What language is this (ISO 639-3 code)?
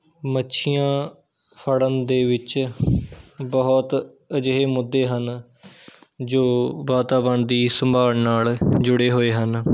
pan